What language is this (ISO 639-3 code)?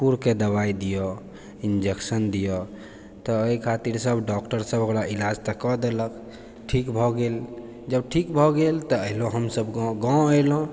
mai